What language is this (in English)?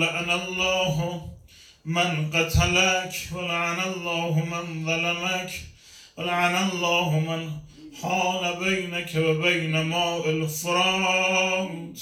Persian